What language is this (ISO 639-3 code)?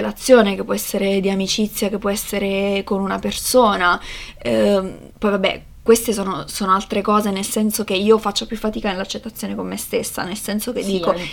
ita